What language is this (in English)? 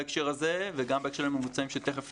Hebrew